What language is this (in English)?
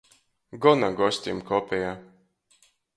Latgalian